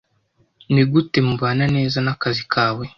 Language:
Kinyarwanda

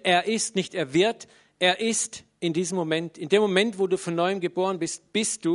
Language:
German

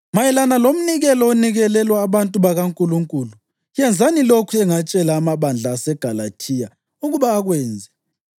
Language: North Ndebele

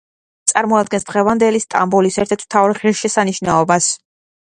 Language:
Georgian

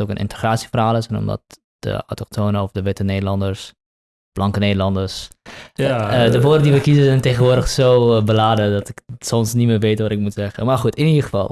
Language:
Dutch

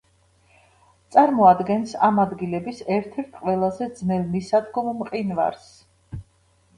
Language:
Georgian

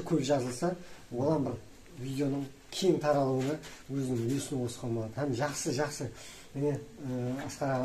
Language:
Turkish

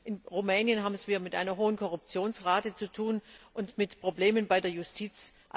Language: German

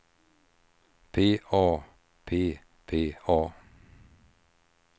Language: Swedish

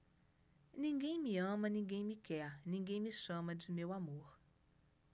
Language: Portuguese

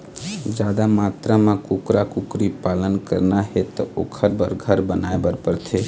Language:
Chhattisgarhi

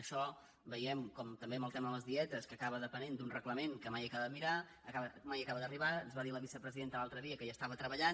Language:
Catalan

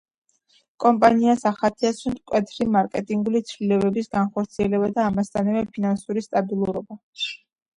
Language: Georgian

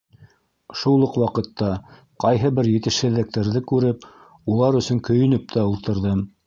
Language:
Bashkir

